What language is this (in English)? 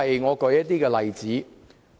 Cantonese